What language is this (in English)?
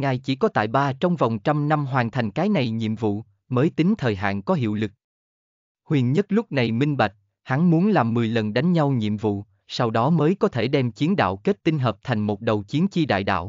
Vietnamese